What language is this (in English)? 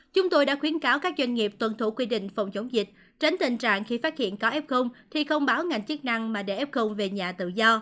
Vietnamese